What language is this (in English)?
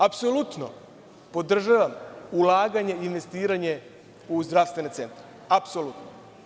Serbian